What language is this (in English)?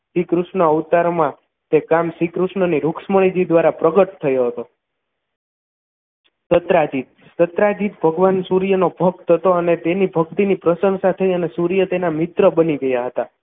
Gujarati